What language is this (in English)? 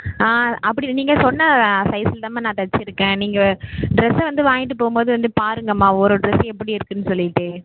Tamil